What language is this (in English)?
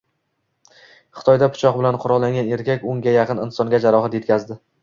Uzbek